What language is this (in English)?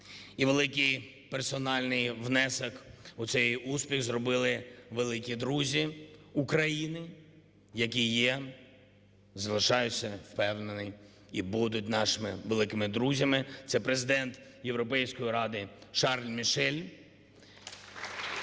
Ukrainian